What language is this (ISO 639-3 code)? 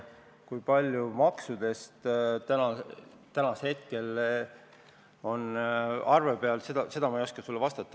est